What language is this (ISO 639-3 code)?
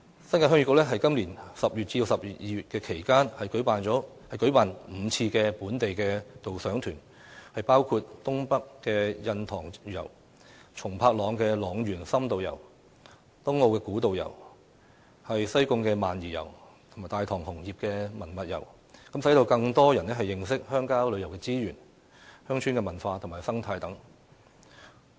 yue